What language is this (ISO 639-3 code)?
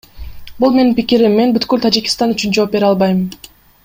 kir